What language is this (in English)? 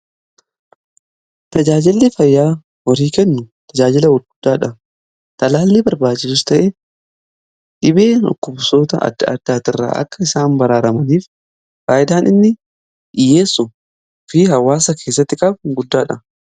Oromo